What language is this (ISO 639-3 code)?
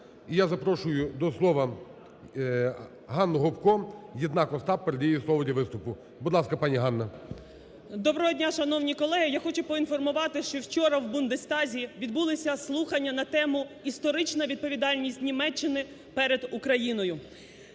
ukr